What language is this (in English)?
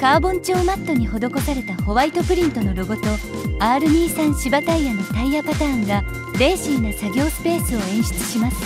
Japanese